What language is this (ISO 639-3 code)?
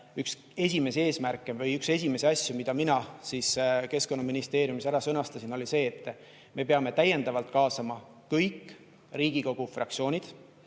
est